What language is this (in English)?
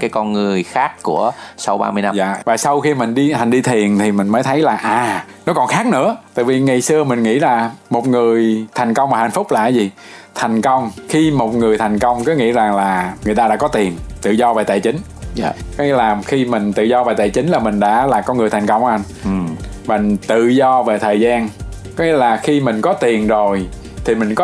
Vietnamese